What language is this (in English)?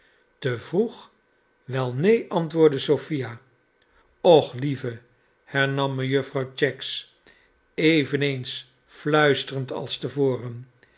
Dutch